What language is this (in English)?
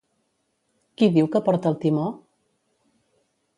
Catalan